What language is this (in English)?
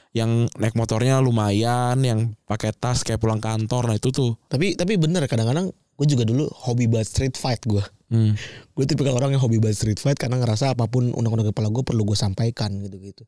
Indonesian